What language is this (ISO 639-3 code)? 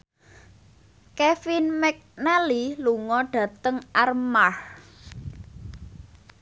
jav